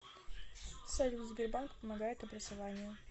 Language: Russian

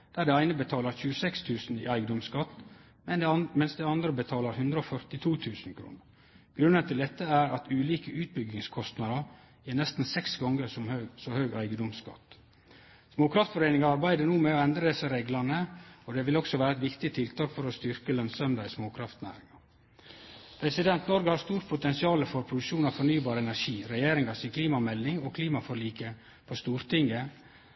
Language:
Norwegian Nynorsk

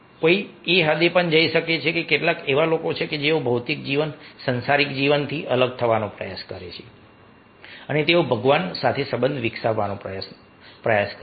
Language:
Gujarati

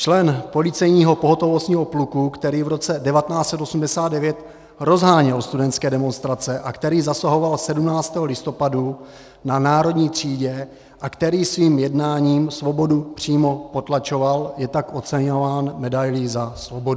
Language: Czech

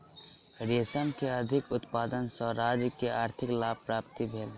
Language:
Maithili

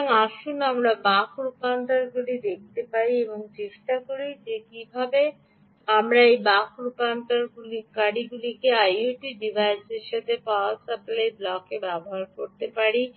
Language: Bangla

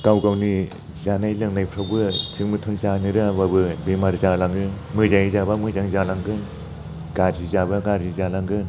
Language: Bodo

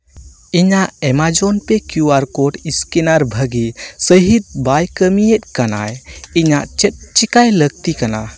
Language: Santali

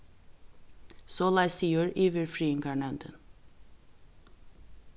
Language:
Faroese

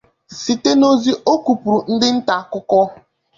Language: Igbo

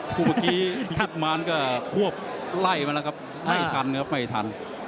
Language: Thai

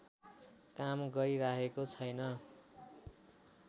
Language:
Nepali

